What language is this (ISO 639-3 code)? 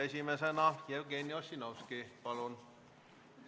est